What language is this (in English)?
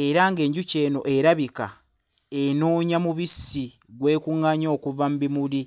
Ganda